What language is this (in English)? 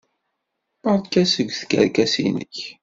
Kabyle